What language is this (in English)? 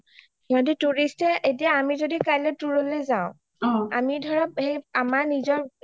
Assamese